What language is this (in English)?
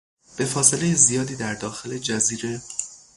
Persian